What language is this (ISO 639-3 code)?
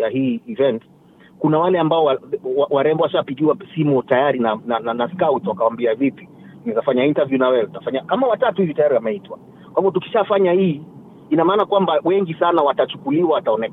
swa